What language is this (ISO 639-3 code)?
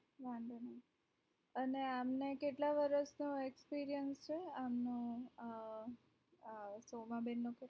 guj